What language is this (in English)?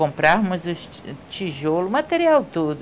Portuguese